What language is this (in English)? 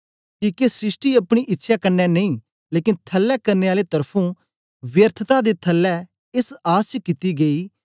Dogri